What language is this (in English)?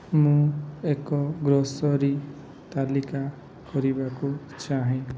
Odia